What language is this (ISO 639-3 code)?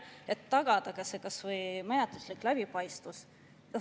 est